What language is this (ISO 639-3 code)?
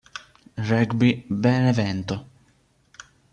ita